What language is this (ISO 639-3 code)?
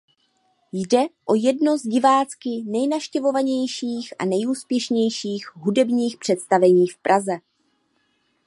ces